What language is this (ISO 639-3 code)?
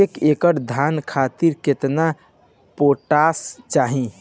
bho